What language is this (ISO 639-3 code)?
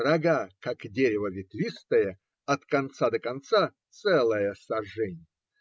rus